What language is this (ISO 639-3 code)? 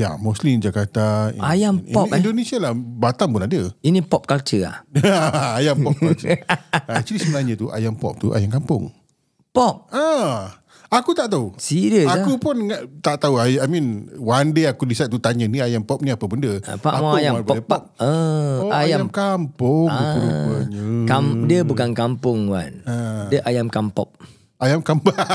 msa